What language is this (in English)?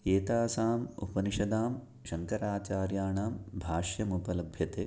Sanskrit